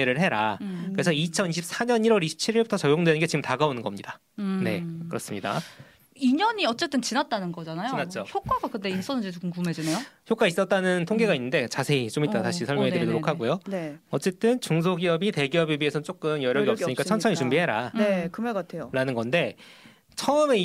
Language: Korean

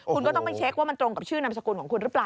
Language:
Thai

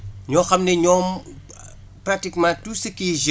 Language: Wolof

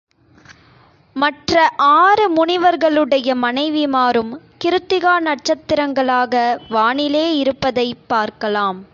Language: Tamil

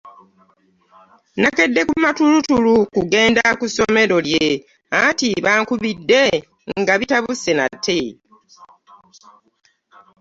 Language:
Ganda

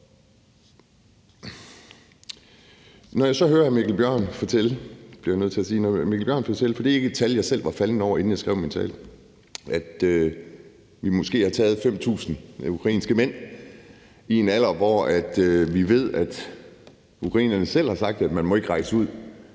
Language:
Danish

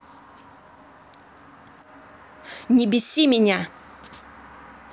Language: Russian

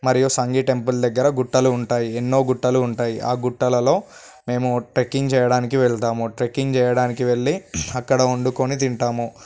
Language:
Telugu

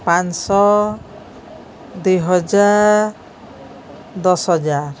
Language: Odia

